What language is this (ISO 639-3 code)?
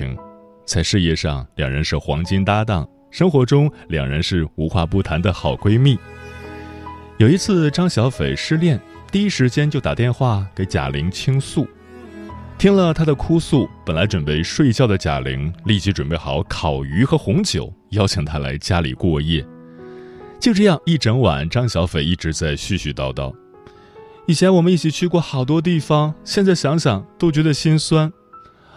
zho